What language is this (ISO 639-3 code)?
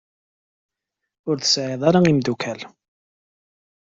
kab